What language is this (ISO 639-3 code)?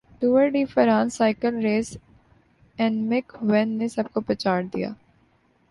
urd